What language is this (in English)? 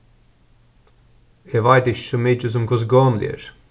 Faroese